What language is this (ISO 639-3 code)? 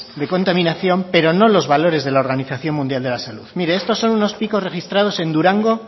spa